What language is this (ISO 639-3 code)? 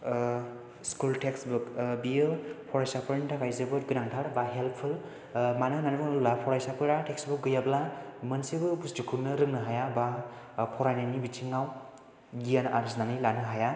brx